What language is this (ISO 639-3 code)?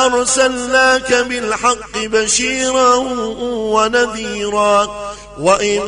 ara